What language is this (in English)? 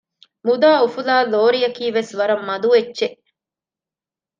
Divehi